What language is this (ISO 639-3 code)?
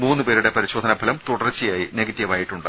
mal